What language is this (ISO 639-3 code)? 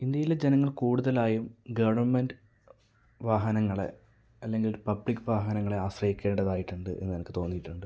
mal